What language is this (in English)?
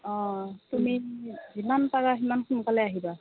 Assamese